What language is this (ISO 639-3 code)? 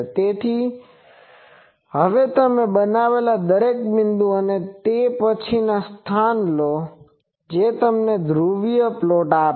guj